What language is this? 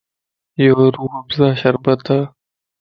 Lasi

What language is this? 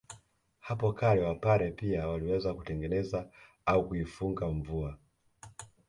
Swahili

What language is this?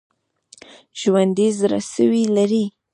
Pashto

